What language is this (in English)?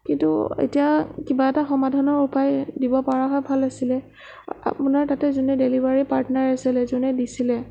Assamese